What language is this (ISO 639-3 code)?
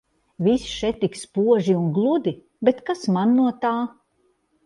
lav